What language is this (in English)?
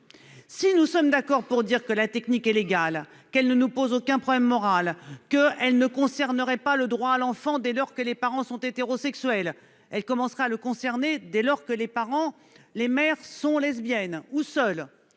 French